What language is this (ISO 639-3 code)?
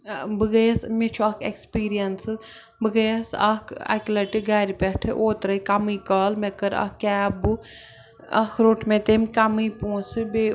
kas